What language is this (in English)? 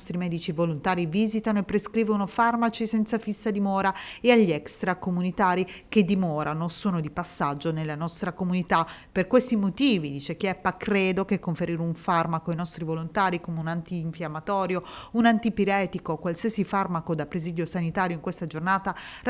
Italian